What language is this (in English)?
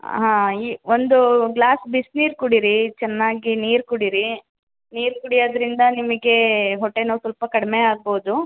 Kannada